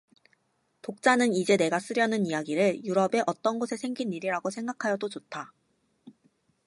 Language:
Korean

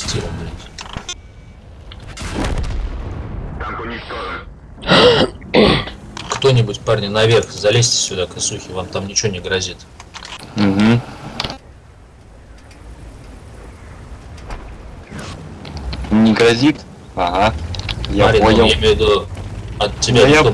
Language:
Russian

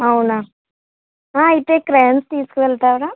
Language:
Telugu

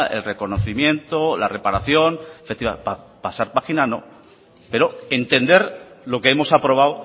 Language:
Spanish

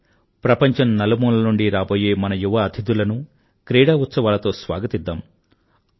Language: Telugu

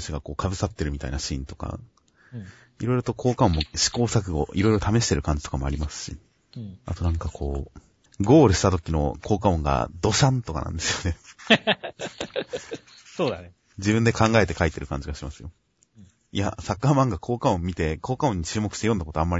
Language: Japanese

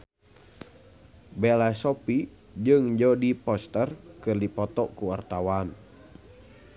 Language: Sundanese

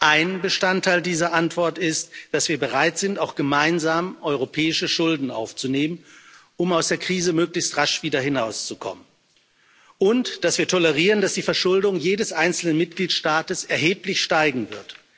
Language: German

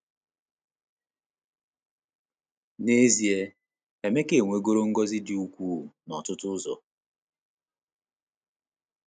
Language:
Igbo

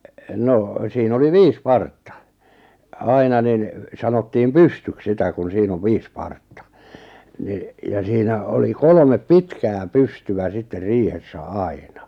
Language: Finnish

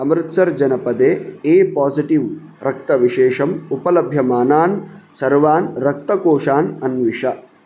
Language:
Sanskrit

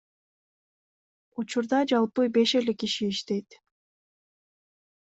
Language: Kyrgyz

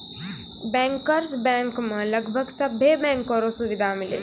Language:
Maithili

